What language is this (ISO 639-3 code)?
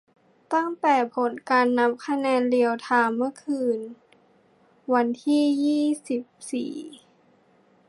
tha